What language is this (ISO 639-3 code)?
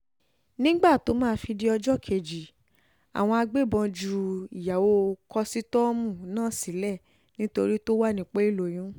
yor